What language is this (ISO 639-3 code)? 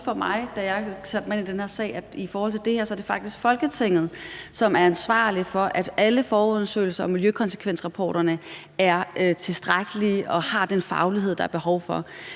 dan